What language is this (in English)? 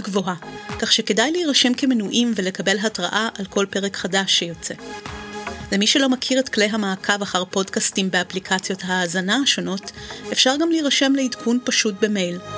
Hebrew